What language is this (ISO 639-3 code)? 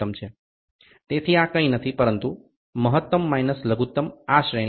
guj